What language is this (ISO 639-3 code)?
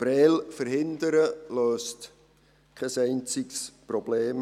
gsw